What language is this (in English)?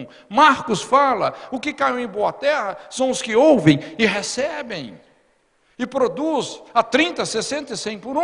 Portuguese